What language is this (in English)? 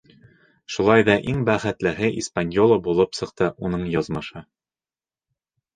Bashkir